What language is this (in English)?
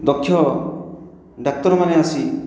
Odia